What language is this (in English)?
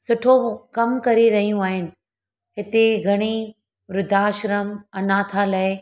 Sindhi